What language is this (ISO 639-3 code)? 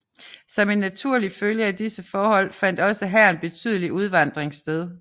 dan